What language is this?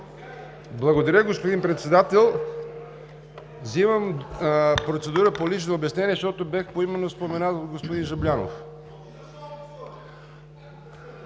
Bulgarian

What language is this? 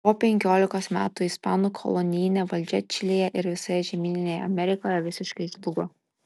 Lithuanian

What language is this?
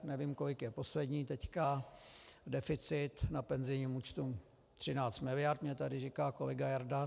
Czech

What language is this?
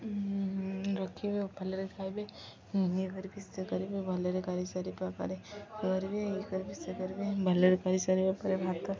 Odia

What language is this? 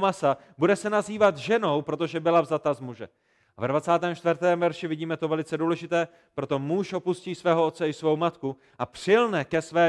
Czech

